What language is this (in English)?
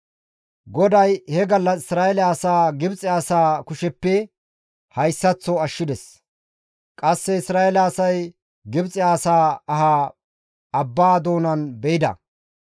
Gamo